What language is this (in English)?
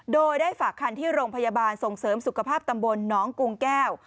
Thai